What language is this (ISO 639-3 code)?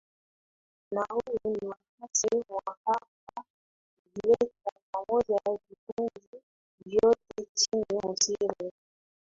swa